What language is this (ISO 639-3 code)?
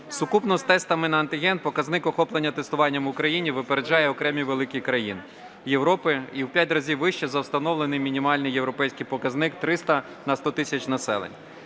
ukr